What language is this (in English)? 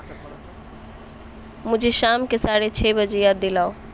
Urdu